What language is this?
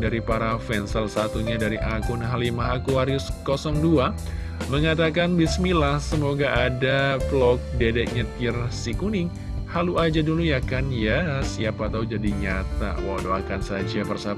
Indonesian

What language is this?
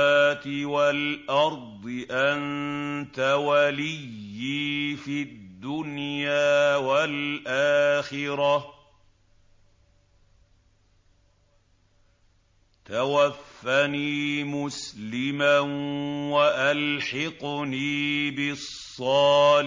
Arabic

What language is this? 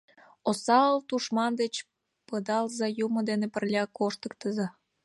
Mari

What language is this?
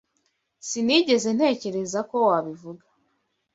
Kinyarwanda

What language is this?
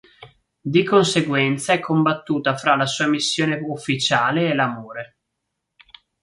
Italian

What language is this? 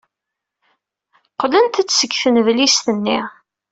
Kabyle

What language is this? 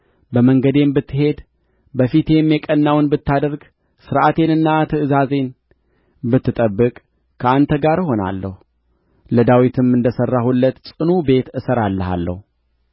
Amharic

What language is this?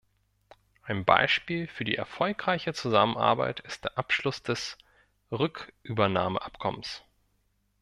German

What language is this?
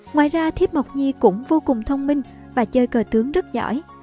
Vietnamese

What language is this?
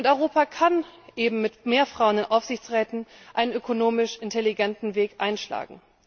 German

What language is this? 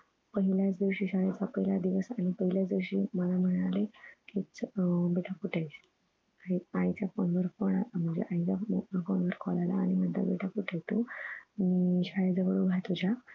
Marathi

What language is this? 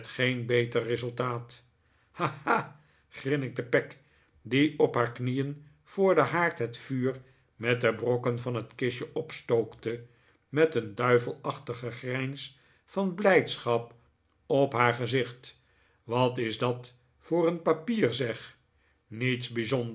Dutch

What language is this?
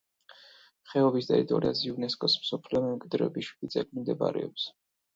Georgian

